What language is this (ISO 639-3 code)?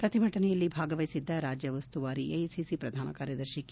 kan